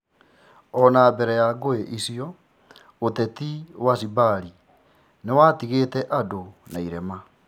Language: Kikuyu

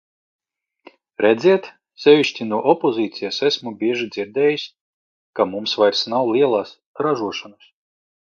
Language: Latvian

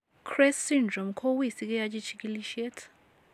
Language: Kalenjin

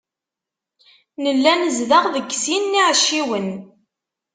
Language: Kabyle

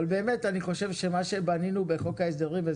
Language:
Hebrew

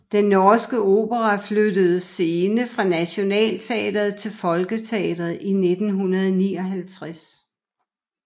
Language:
Danish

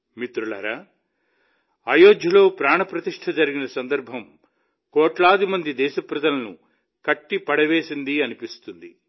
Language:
Telugu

